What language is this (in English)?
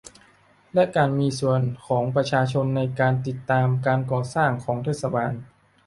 Thai